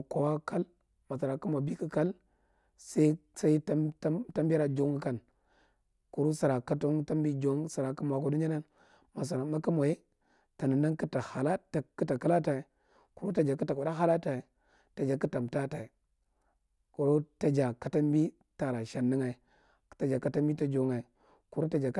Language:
Marghi Central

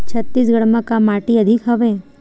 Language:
Chhattisgarhi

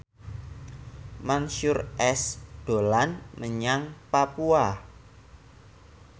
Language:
Javanese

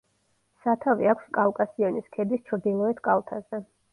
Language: Georgian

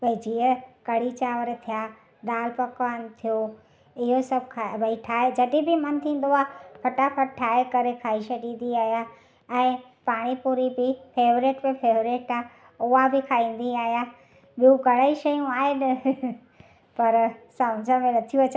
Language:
Sindhi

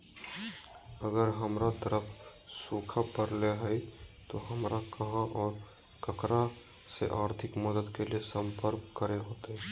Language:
Magahi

